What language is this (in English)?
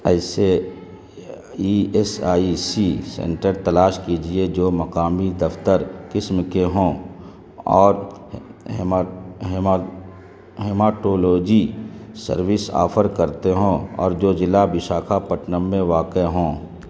Urdu